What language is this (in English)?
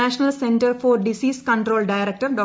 Malayalam